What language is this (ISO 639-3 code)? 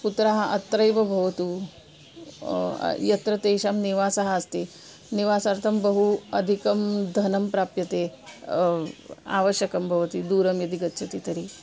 san